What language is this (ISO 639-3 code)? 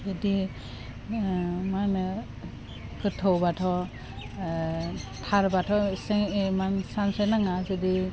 brx